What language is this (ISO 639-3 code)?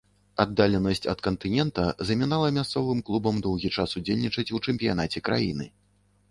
bel